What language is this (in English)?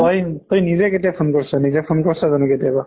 Assamese